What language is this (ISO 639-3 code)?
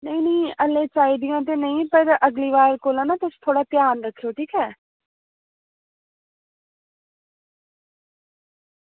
doi